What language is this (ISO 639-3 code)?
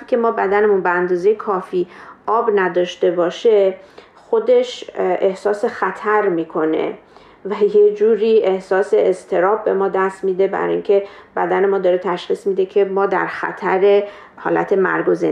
fas